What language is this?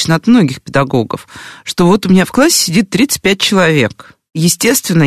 Russian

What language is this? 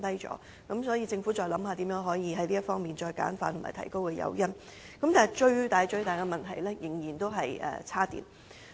Cantonese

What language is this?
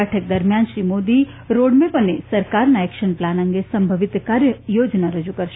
Gujarati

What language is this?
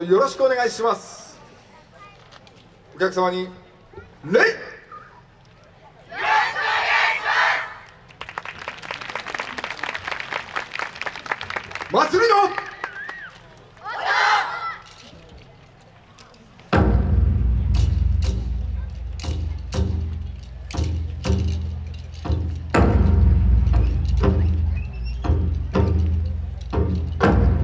Japanese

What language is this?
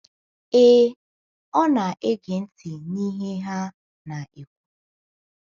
Igbo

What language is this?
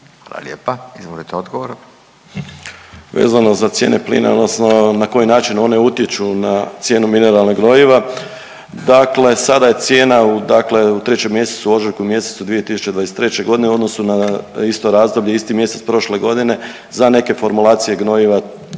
Croatian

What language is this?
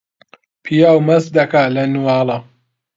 Central Kurdish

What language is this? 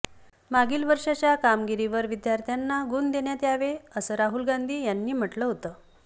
Marathi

